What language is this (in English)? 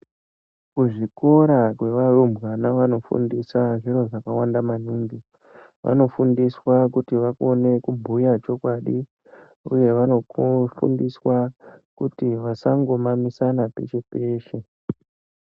Ndau